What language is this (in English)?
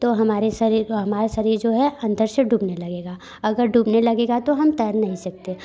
Hindi